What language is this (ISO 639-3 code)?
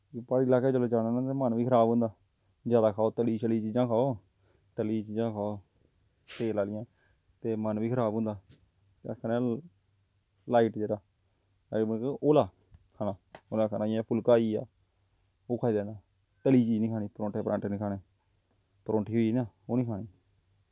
doi